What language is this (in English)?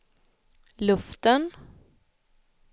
Swedish